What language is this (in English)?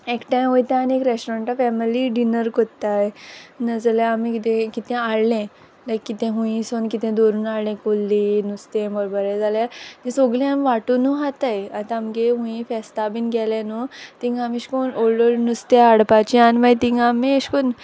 Konkani